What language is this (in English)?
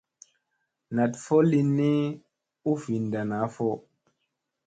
Musey